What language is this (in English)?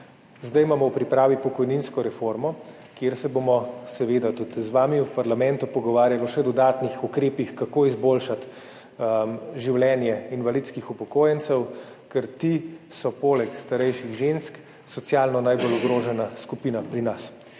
Slovenian